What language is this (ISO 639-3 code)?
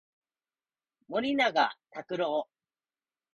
jpn